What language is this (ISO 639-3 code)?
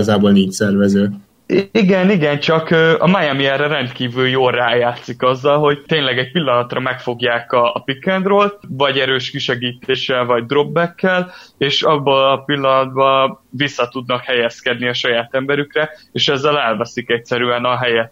hun